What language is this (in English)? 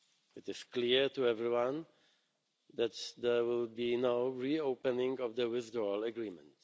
English